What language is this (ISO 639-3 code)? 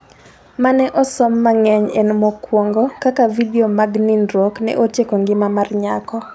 luo